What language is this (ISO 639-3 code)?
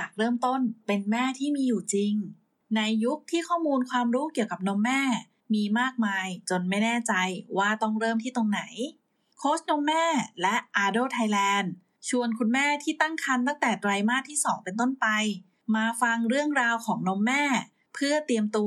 tha